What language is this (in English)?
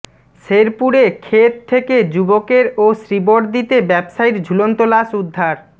Bangla